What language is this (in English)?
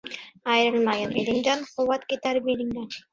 Uzbek